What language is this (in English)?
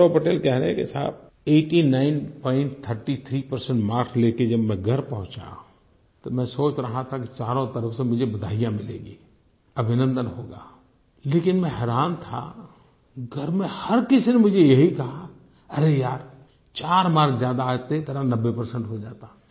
Hindi